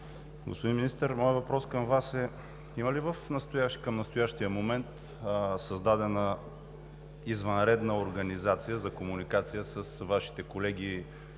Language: Bulgarian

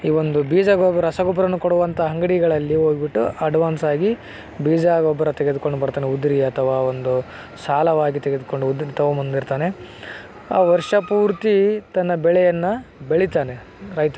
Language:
Kannada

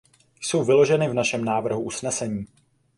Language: Czech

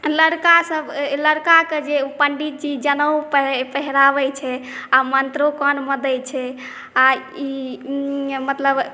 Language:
Maithili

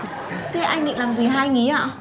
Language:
Vietnamese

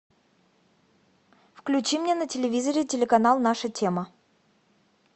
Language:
Russian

